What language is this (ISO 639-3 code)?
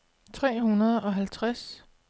dan